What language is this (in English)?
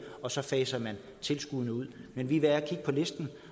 Danish